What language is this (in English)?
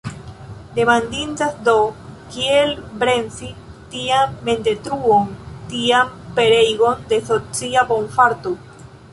Esperanto